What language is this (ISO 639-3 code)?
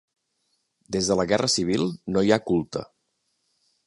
cat